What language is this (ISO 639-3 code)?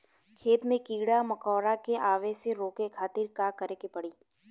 bho